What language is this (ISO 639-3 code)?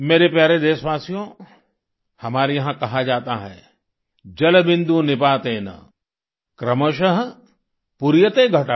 hin